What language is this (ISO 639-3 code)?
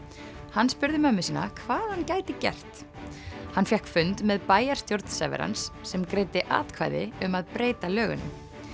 isl